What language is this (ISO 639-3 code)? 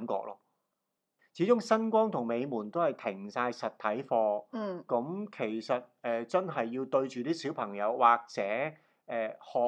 zho